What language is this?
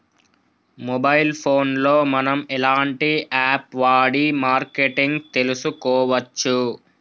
Telugu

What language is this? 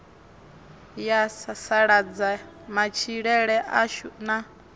Venda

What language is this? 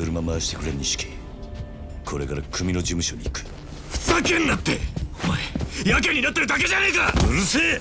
Japanese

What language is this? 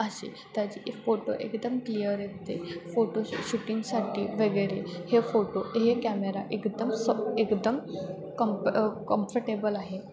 Marathi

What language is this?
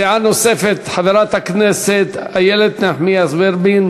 Hebrew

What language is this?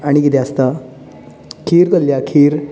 Konkani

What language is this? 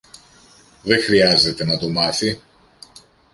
Greek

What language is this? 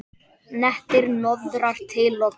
Icelandic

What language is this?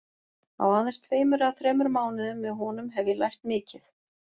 Icelandic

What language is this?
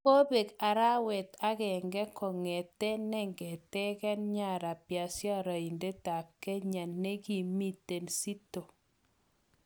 Kalenjin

